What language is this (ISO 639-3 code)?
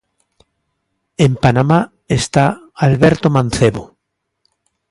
glg